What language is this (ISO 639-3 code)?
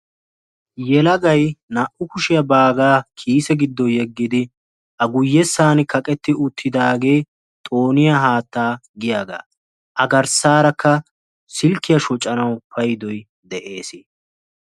wal